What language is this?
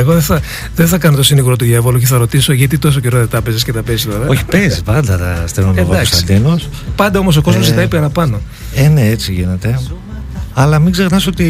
Greek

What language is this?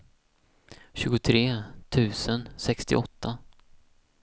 Swedish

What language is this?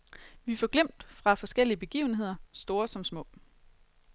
Danish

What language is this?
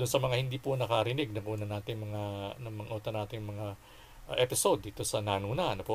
Filipino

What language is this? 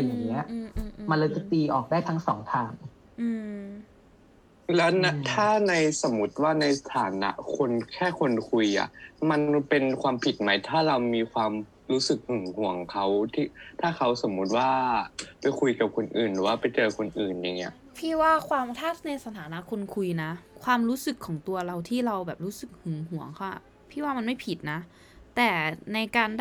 Thai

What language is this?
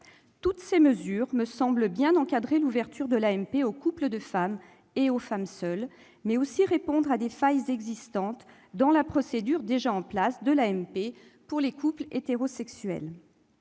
French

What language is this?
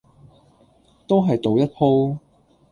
Cantonese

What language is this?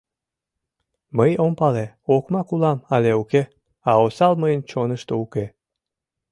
Mari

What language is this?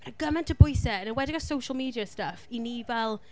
Welsh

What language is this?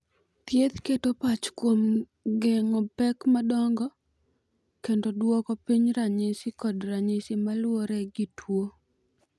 Luo (Kenya and Tanzania)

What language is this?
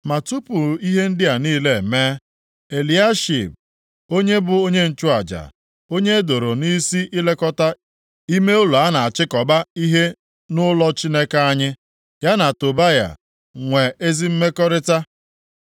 Igbo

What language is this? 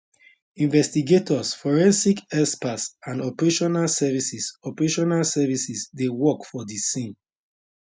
Nigerian Pidgin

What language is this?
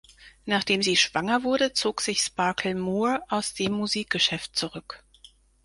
German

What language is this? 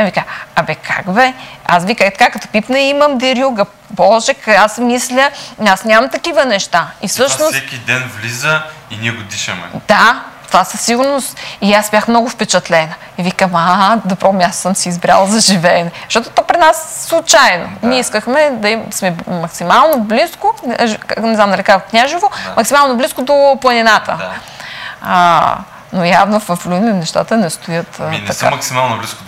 Bulgarian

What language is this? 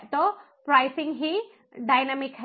Hindi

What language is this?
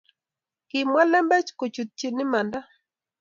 Kalenjin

